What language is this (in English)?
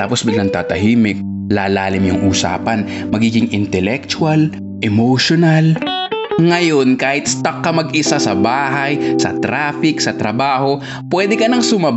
Filipino